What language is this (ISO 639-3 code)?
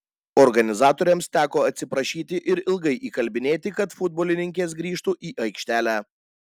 lit